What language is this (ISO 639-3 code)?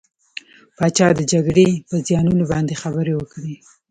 pus